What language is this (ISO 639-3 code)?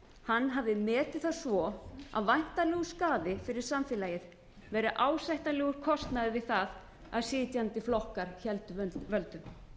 isl